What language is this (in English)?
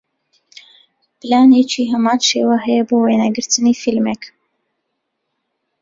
Central Kurdish